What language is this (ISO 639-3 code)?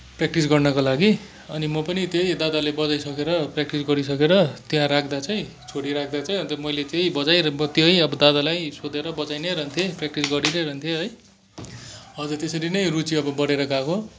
nep